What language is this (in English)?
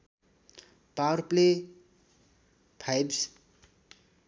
Nepali